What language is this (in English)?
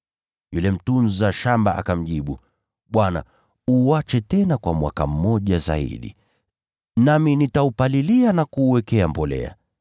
Swahili